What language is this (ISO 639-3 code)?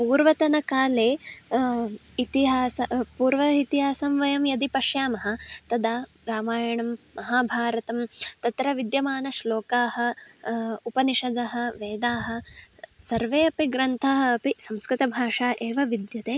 san